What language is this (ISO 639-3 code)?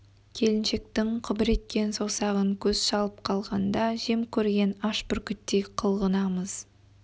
kaz